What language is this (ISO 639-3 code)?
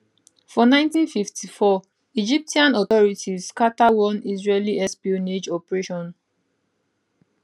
pcm